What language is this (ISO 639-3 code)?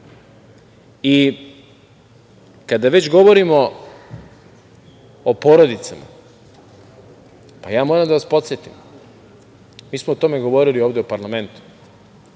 srp